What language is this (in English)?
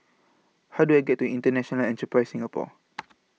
English